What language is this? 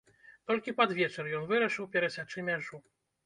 Belarusian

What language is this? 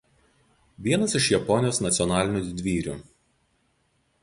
Lithuanian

